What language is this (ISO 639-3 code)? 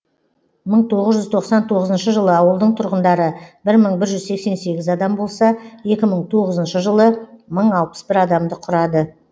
kaz